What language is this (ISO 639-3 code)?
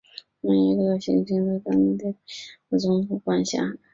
zho